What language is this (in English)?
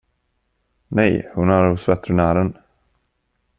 Swedish